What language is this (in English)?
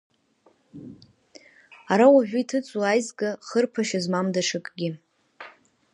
Abkhazian